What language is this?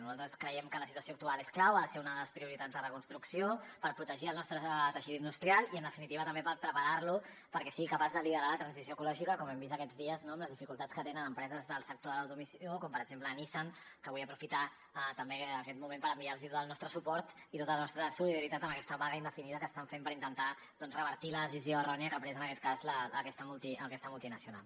Catalan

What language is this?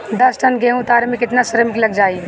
Bhojpuri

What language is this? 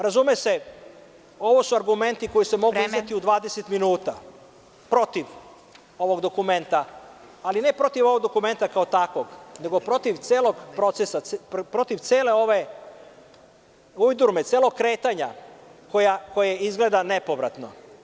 Serbian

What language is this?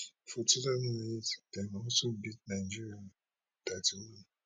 Nigerian Pidgin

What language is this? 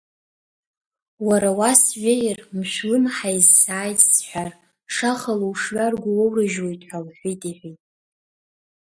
Abkhazian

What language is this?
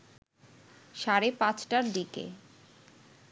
Bangla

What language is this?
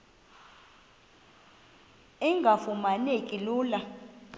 Xhosa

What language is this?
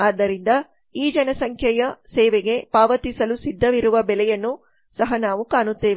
Kannada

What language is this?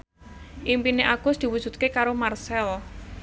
Javanese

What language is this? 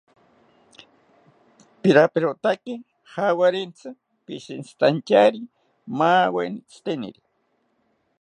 South Ucayali Ashéninka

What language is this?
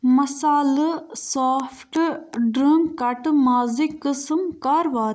Kashmiri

